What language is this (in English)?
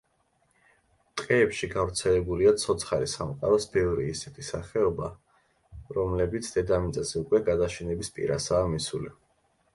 Georgian